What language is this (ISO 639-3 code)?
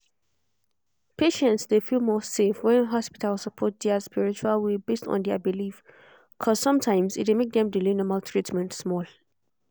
pcm